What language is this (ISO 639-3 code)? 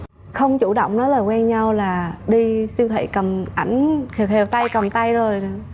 vie